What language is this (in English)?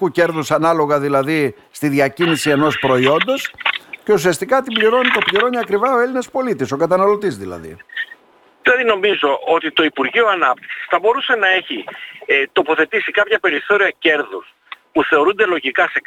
Greek